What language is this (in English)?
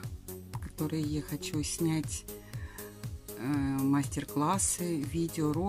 Russian